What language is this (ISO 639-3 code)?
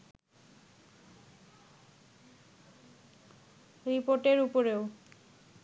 ben